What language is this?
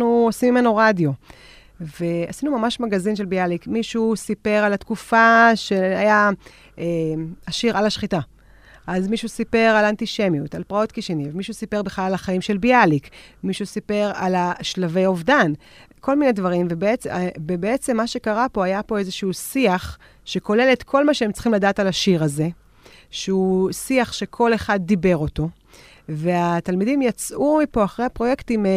Hebrew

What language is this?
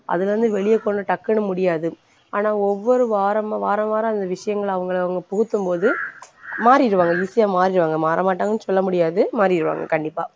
Tamil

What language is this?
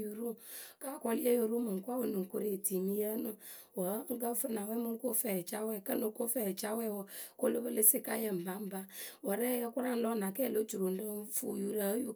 Akebu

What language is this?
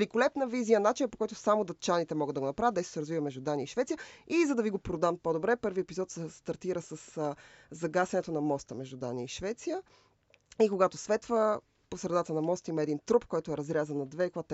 Bulgarian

